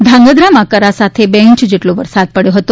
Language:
Gujarati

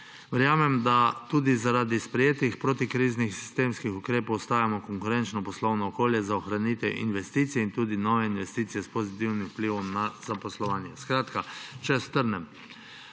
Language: Slovenian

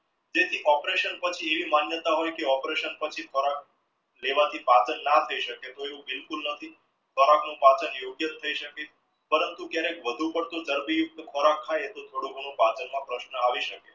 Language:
Gujarati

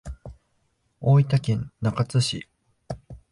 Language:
Japanese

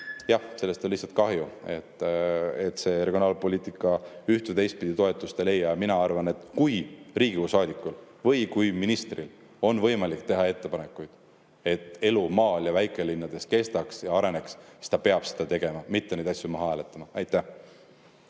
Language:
Estonian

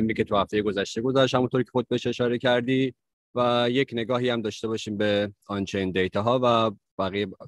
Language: Persian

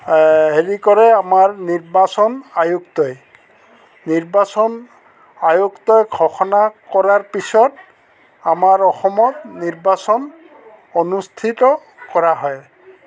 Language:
Assamese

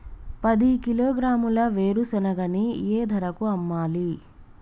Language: Telugu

